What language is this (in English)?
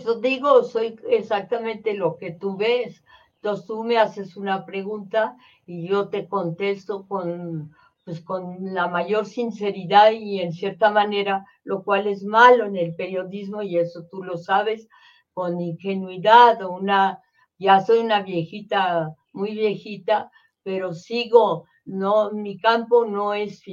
Spanish